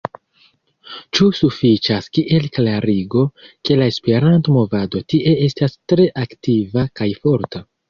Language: Esperanto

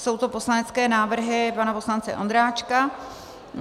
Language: Czech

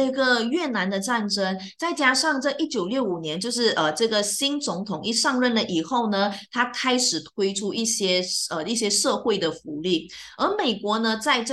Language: Chinese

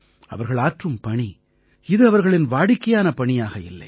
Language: Tamil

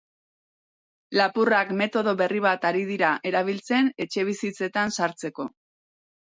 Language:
Basque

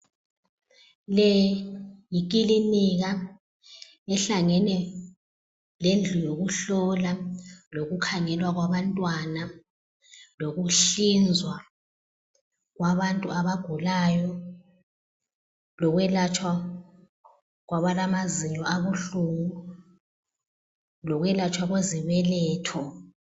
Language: North Ndebele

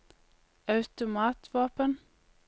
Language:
Norwegian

